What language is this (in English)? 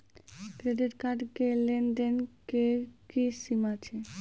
Maithili